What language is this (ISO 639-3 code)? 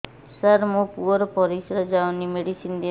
ori